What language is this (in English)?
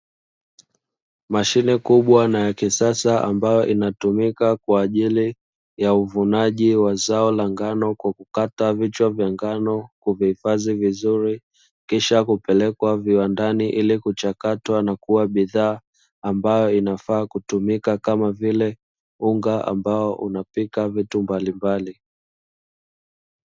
Swahili